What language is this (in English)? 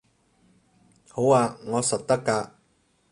Cantonese